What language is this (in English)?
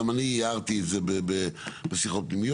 Hebrew